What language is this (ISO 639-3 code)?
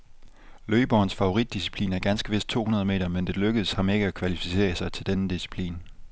dan